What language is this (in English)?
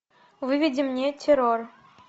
Russian